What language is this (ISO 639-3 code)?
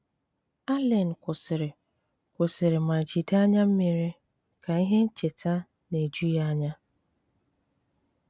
ibo